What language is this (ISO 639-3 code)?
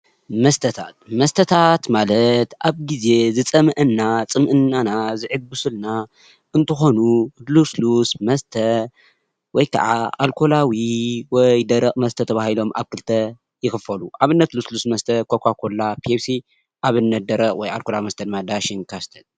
tir